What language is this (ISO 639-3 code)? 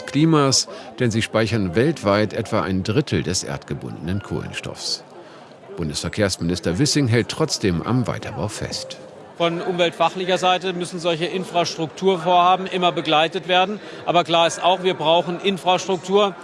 deu